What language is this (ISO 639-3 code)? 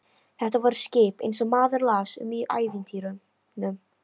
isl